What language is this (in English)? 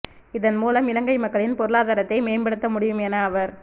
Tamil